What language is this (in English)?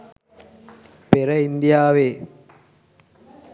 Sinhala